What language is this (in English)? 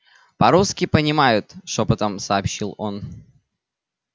Russian